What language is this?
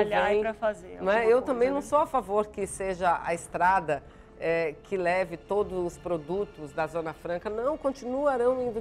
Portuguese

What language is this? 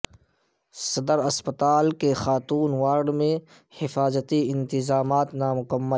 Urdu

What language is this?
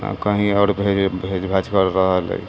Maithili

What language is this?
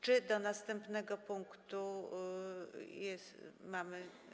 Polish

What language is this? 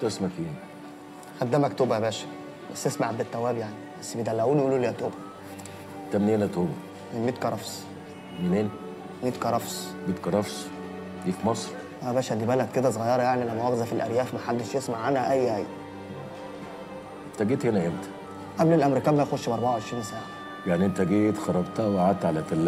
Arabic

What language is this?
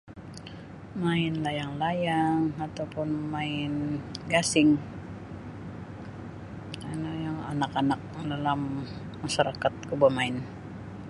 Sabah Bisaya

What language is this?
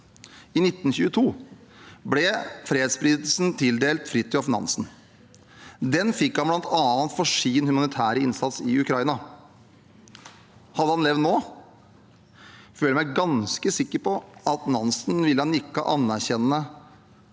Norwegian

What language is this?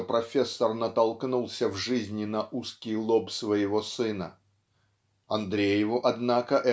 Russian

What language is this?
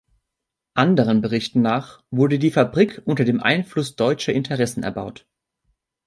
German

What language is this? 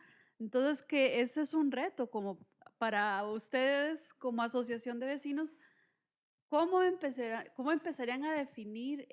Spanish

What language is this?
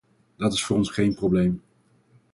Dutch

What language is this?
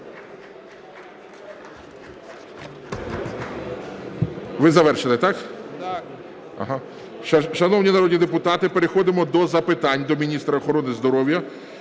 Ukrainian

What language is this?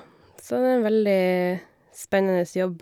Norwegian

